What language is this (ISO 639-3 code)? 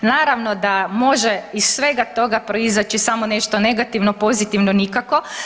hrv